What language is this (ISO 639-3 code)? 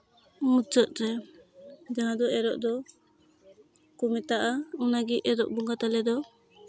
sat